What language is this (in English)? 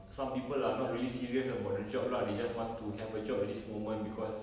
English